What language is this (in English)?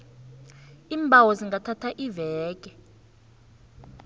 South Ndebele